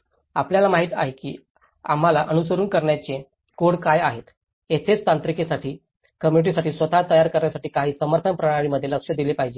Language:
Marathi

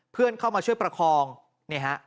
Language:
Thai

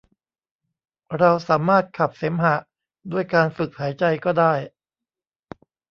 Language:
Thai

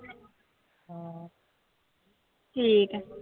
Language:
Punjabi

